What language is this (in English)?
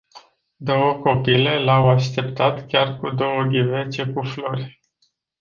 Romanian